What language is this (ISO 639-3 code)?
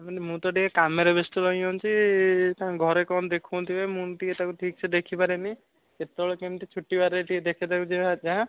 ori